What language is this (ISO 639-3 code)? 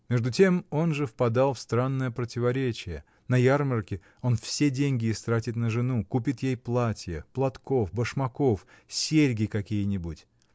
rus